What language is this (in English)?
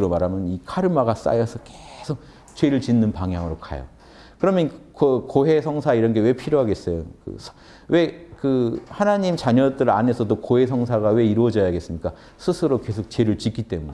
Korean